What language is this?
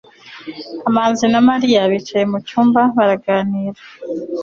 Kinyarwanda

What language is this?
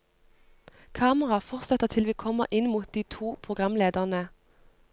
Norwegian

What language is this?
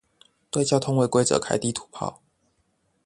Chinese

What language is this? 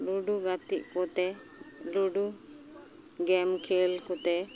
Santali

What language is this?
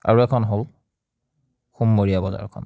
Assamese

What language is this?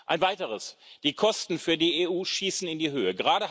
German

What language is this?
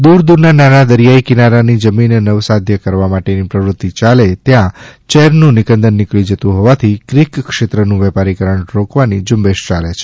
Gujarati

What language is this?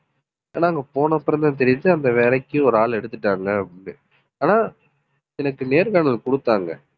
Tamil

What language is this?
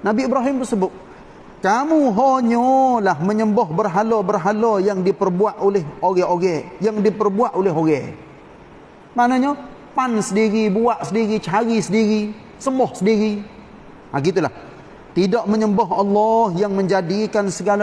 Malay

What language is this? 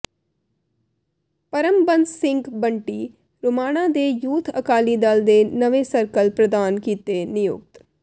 Punjabi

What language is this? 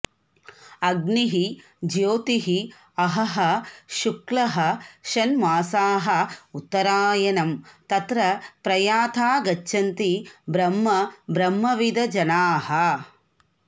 Sanskrit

